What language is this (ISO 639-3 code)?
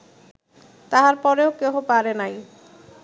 ben